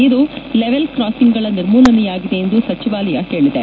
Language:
Kannada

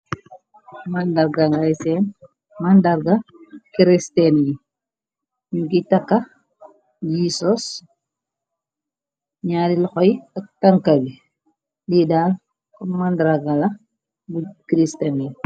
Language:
Wolof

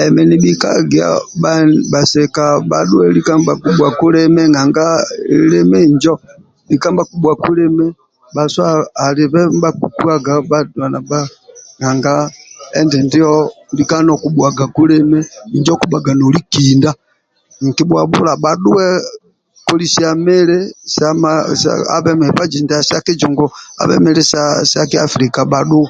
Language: Amba (Uganda)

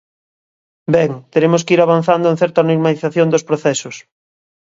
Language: Galician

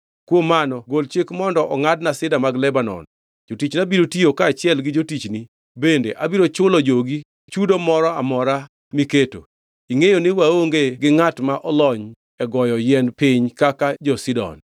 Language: Luo (Kenya and Tanzania)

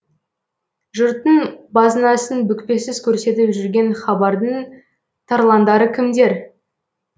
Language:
Kazakh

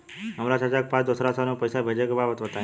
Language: Bhojpuri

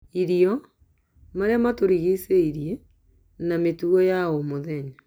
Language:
Kikuyu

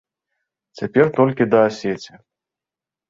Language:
Belarusian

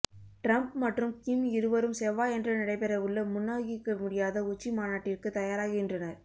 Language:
Tamil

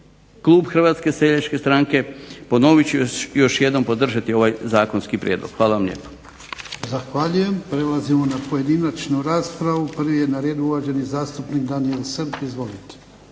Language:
Croatian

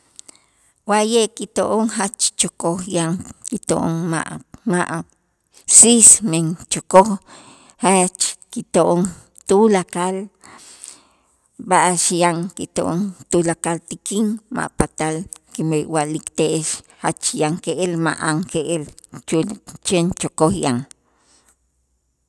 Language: Itzá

